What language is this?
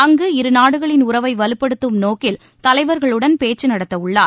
Tamil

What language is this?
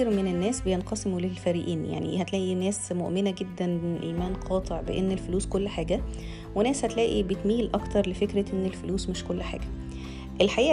Arabic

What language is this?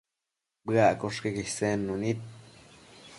Matsés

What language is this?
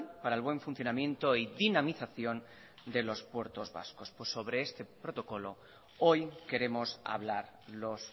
Spanish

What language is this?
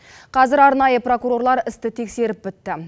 Kazakh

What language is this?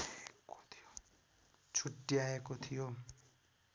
Nepali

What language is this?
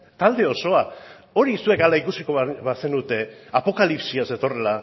Basque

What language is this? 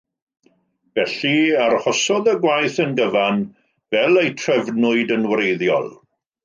Welsh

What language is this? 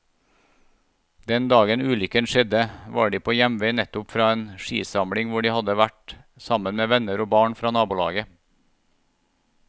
Norwegian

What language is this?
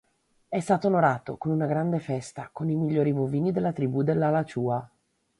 Italian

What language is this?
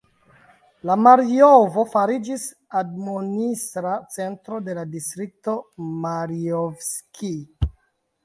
Esperanto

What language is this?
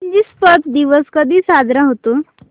Marathi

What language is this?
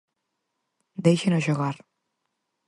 Galician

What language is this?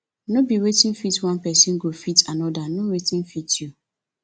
Nigerian Pidgin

